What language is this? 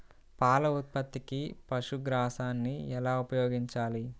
Telugu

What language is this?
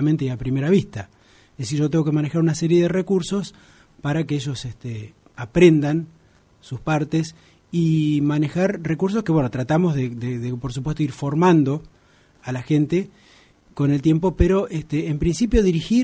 Spanish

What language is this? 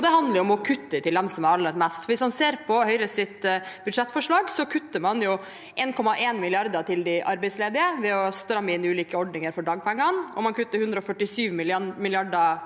Norwegian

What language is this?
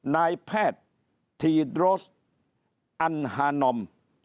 Thai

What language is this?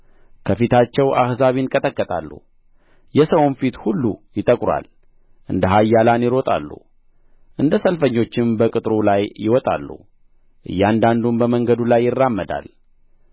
Amharic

